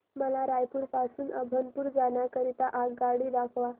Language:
Marathi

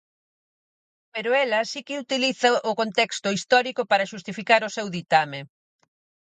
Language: Galician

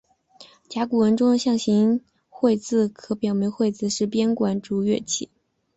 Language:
Chinese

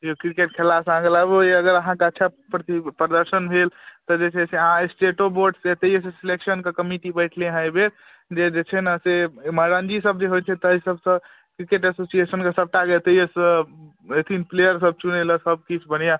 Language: Maithili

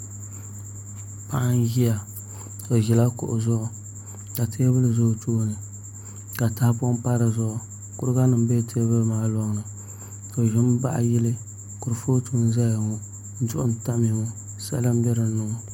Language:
Dagbani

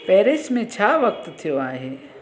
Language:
Sindhi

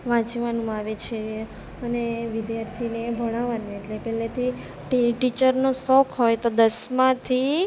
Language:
Gujarati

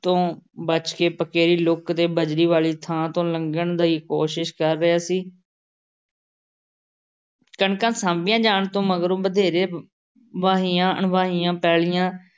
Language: Punjabi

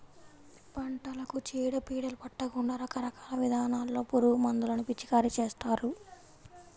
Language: Telugu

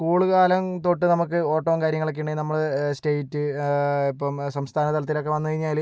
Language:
Malayalam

